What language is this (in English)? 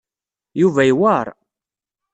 Kabyle